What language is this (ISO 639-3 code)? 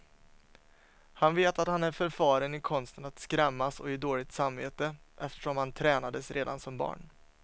swe